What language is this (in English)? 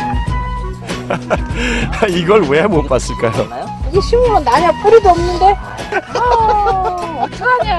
Korean